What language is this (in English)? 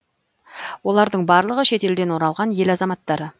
Kazakh